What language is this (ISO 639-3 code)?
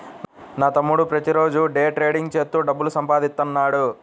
tel